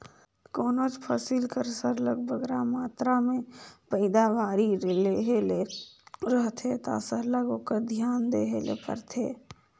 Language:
Chhattisgarhi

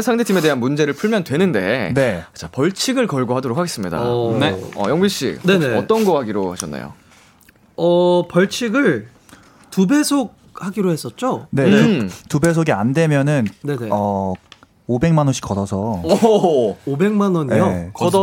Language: Korean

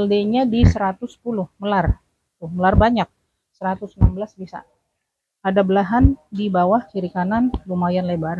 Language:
Indonesian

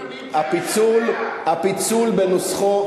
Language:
Hebrew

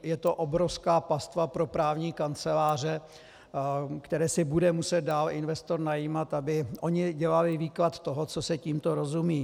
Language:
Czech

